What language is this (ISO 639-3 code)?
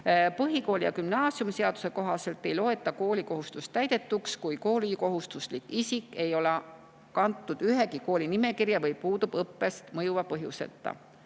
est